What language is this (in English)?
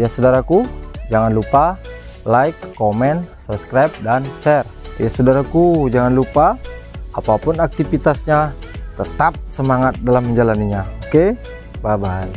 Indonesian